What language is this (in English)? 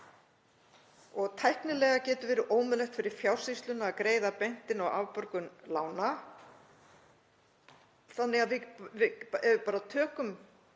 Icelandic